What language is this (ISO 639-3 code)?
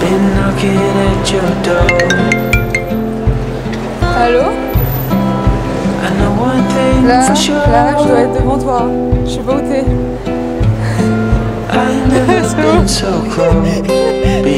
fra